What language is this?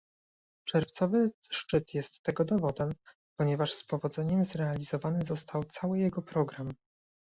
Polish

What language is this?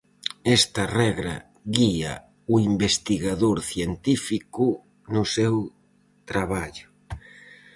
Galician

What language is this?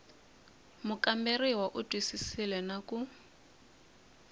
Tsonga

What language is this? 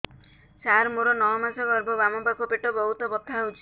Odia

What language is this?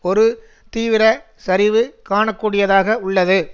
Tamil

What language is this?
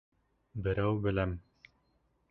Bashkir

